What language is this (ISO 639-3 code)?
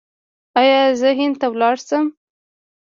pus